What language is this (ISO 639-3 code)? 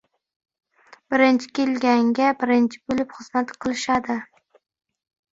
uzb